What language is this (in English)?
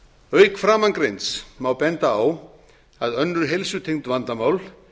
Icelandic